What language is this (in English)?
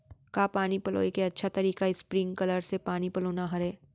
Chhattisgarhi